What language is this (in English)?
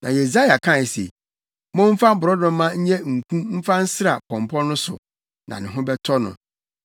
Akan